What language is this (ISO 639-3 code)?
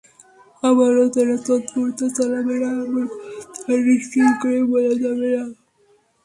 ben